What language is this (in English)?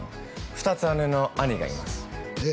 Japanese